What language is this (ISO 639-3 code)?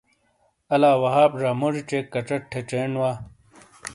scl